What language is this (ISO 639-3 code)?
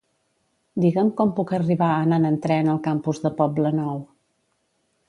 cat